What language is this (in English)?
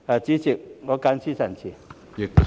Cantonese